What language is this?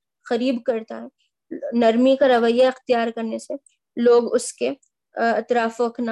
Urdu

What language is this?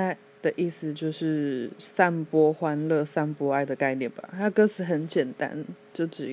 Chinese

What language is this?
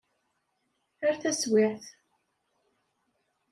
Kabyle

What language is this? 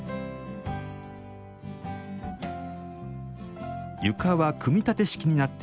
Japanese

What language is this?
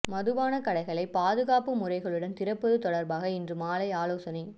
Tamil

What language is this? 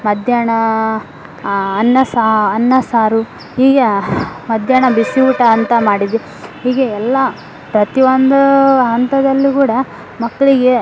Kannada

